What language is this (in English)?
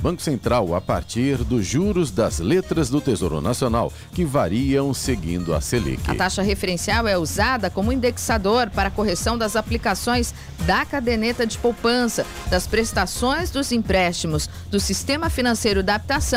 Portuguese